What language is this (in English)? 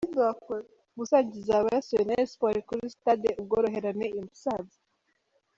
Kinyarwanda